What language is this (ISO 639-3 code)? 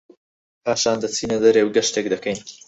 ckb